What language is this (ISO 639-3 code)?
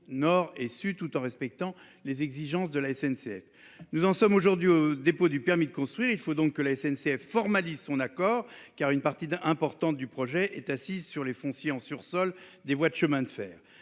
fra